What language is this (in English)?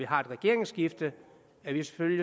Danish